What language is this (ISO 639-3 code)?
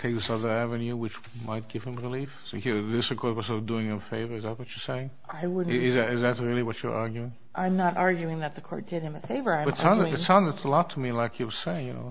eng